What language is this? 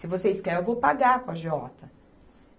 Portuguese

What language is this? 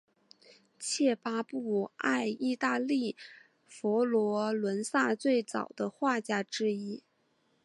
Chinese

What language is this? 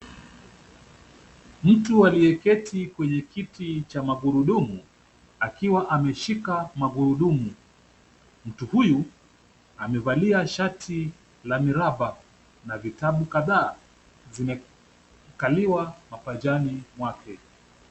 Swahili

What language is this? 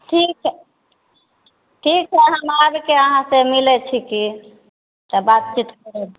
Maithili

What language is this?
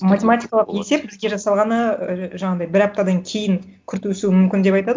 Kazakh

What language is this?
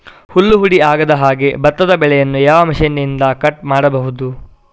Kannada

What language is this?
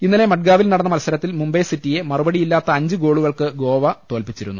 Malayalam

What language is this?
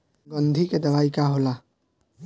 Bhojpuri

